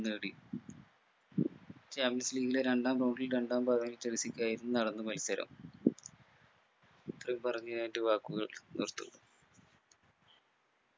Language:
Malayalam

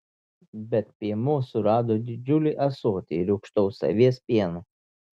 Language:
Lithuanian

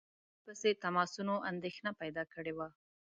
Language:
Pashto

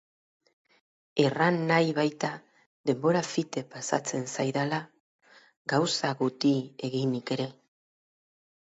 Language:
Basque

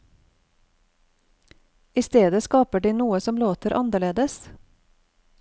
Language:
Norwegian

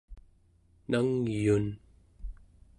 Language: Central Yupik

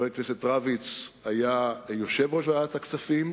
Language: Hebrew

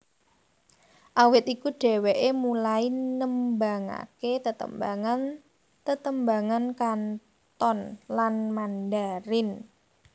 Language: Javanese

